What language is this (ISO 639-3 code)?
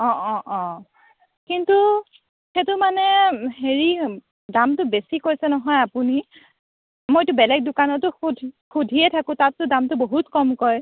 asm